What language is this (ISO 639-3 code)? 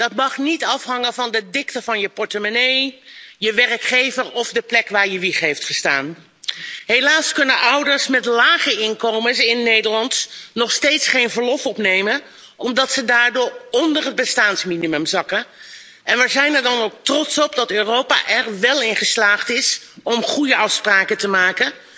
nld